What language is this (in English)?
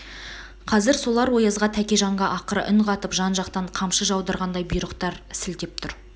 Kazakh